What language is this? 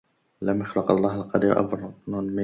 Arabic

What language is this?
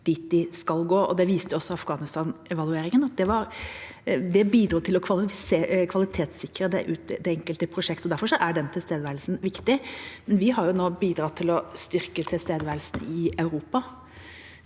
Norwegian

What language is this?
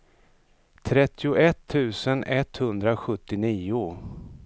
Swedish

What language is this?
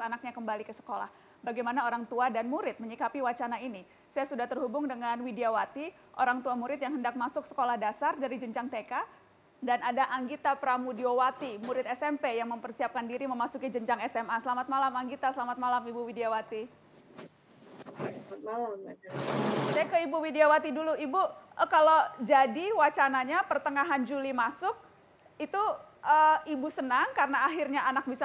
Indonesian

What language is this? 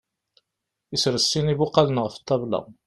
Kabyle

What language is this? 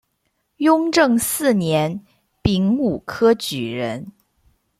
Chinese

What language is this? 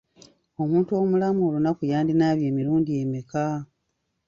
Ganda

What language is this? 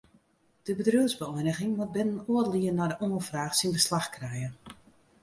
Western Frisian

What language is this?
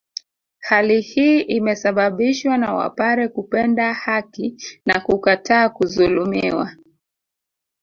Swahili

